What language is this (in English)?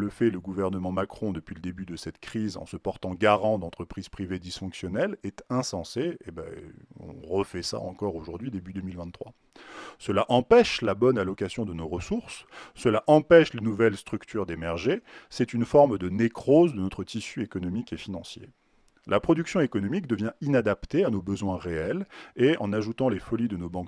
French